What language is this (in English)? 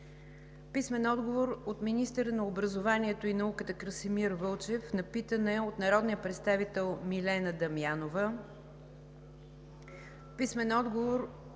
Bulgarian